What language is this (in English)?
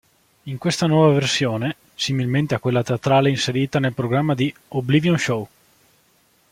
Italian